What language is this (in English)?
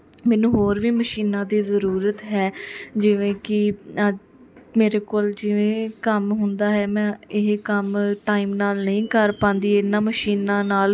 Punjabi